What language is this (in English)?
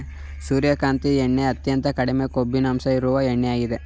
Kannada